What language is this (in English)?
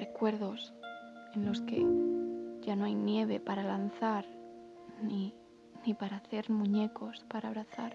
Spanish